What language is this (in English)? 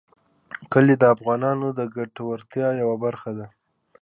Pashto